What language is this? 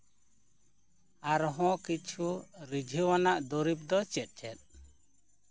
Santali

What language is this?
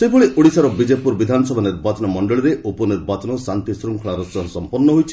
Odia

